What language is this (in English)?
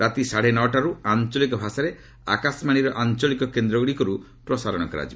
Odia